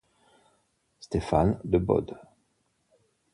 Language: Italian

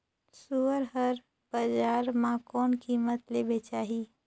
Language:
Chhattisgarhi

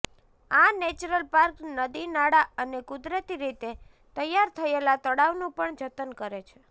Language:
Gujarati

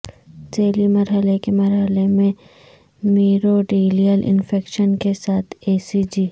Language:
Urdu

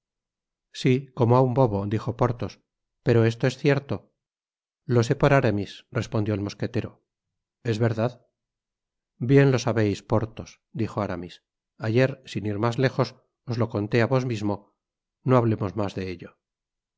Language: Spanish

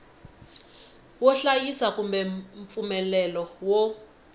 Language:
Tsonga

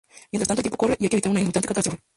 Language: Spanish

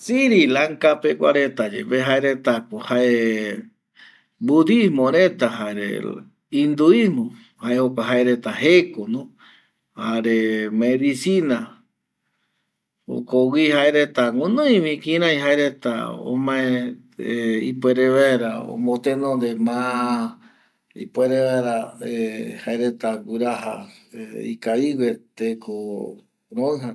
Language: Eastern Bolivian Guaraní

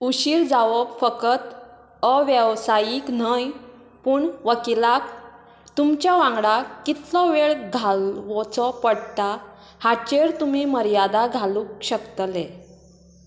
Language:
Konkani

